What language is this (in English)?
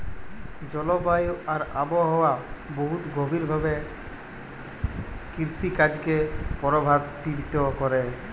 Bangla